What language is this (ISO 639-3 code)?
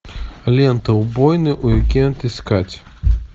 rus